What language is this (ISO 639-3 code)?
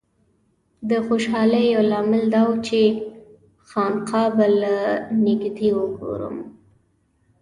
pus